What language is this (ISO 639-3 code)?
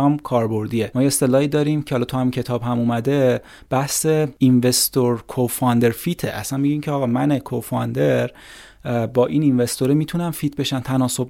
fas